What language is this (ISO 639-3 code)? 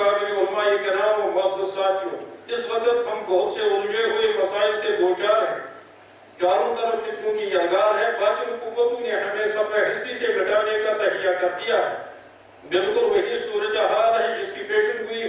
tur